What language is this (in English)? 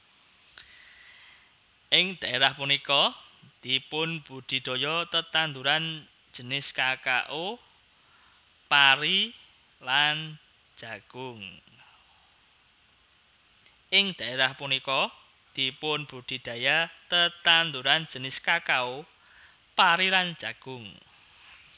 Javanese